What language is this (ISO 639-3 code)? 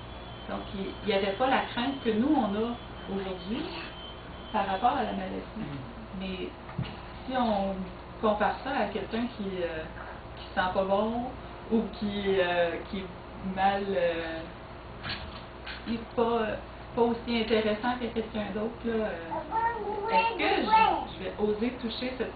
fra